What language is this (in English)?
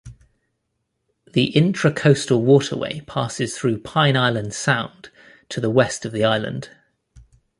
English